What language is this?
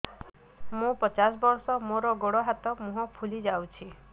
Odia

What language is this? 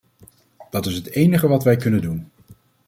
Dutch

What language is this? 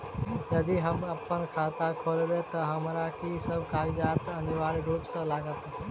Maithili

